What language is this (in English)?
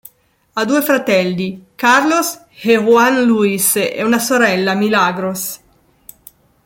Italian